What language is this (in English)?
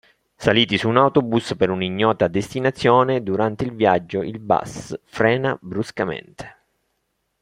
Italian